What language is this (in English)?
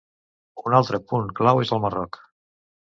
Catalan